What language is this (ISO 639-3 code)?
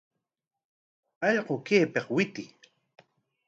qwa